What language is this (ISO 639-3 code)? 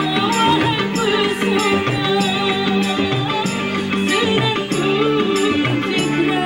ind